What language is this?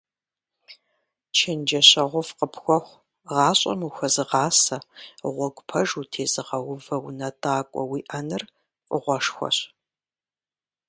Kabardian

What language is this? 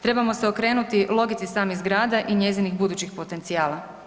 Croatian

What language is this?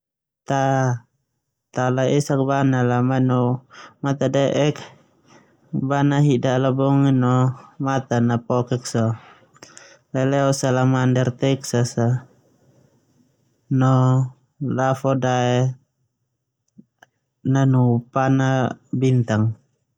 Termanu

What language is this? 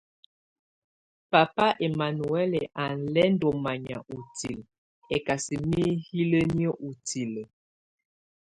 Tunen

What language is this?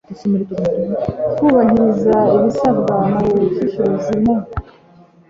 Kinyarwanda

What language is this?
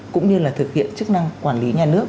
Vietnamese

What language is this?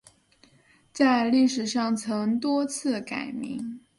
Chinese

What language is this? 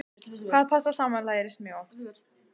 Icelandic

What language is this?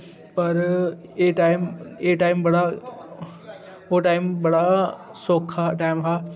Dogri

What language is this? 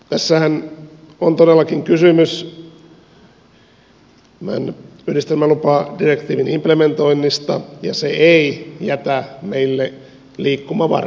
Finnish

